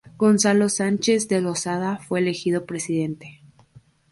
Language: Spanish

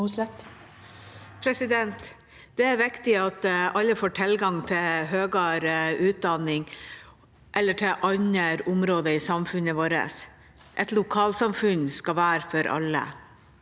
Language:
Norwegian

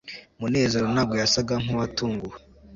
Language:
Kinyarwanda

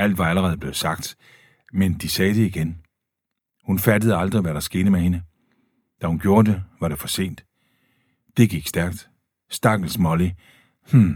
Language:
Danish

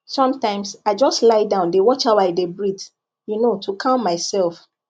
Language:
Nigerian Pidgin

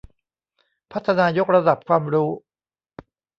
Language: Thai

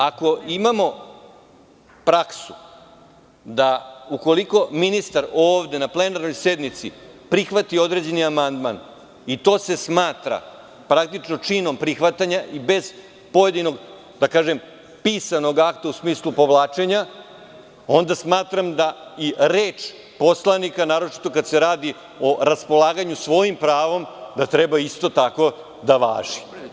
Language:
Serbian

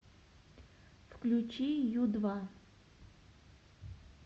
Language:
Russian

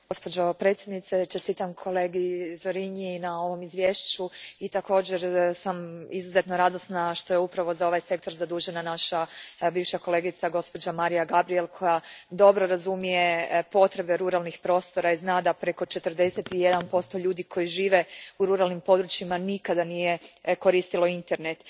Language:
Croatian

